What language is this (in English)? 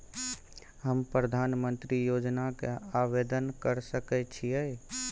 Maithili